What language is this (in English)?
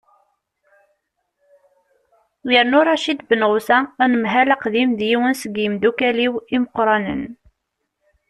Kabyle